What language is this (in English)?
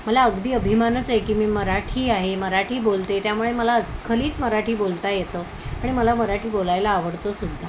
Marathi